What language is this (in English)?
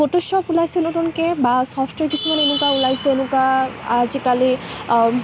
Assamese